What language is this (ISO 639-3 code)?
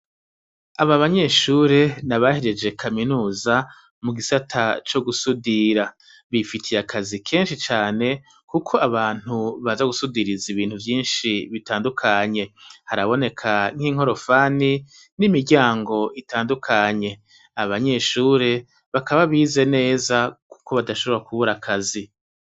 run